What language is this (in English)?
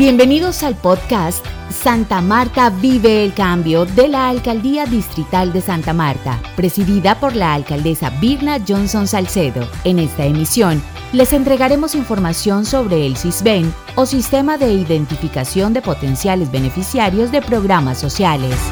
Spanish